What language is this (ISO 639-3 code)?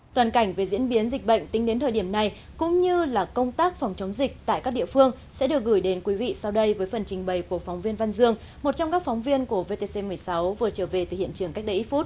vie